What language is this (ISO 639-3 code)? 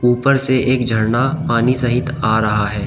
hin